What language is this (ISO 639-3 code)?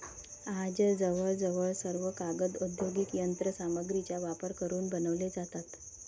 mar